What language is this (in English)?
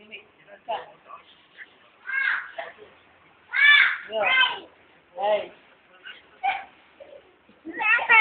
Vietnamese